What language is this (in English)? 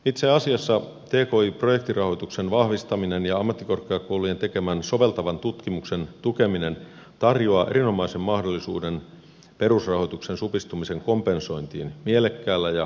Finnish